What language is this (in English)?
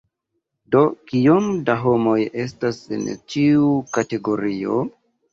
Esperanto